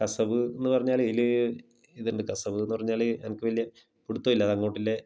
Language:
Malayalam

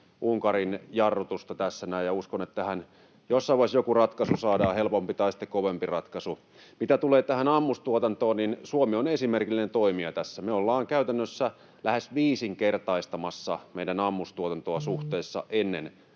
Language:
Finnish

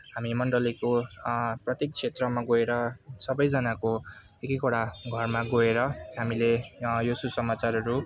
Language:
Nepali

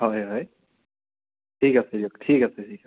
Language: Assamese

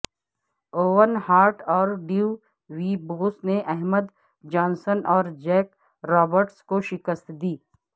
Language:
Urdu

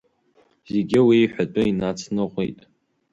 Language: Abkhazian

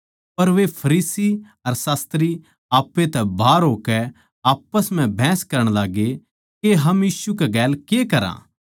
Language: Haryanvi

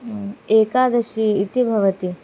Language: Sanskrit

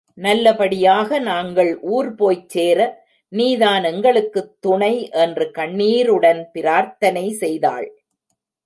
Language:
Tamil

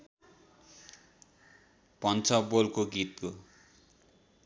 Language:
Nepali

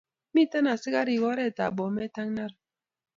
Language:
Kalenjin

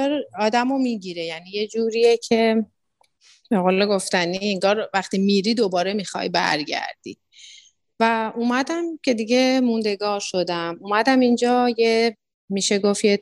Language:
Persian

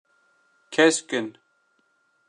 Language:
Kurdish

